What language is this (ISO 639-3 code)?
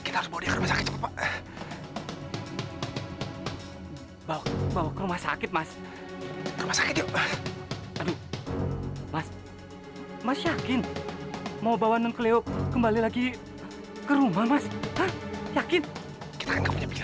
ind